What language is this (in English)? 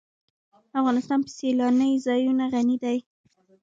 Pashto